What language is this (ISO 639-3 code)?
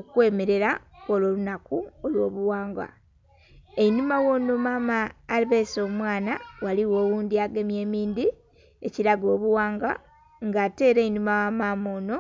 xog